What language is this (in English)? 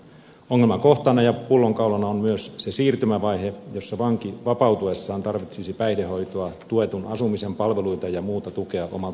Finnish